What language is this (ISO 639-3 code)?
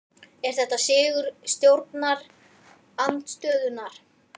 isl